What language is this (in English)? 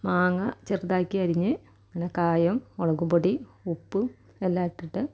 Malayalam